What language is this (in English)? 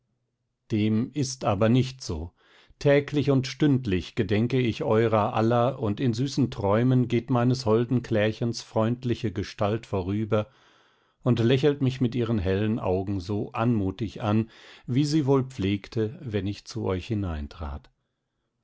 German